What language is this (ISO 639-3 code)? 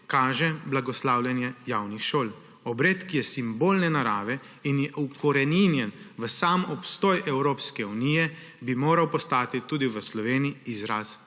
slv